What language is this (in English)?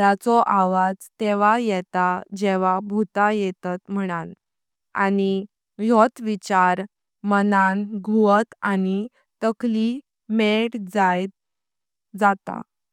Konkani